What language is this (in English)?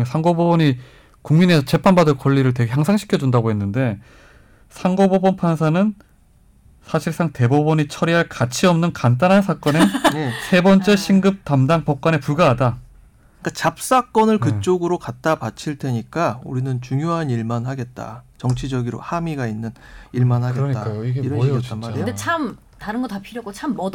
Korean